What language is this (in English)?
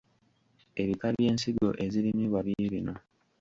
Ganda